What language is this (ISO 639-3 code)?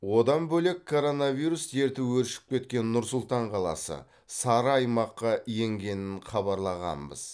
kaz